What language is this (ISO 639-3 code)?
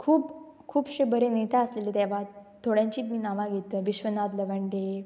kok